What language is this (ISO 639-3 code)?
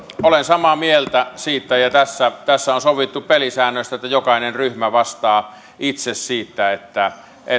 fin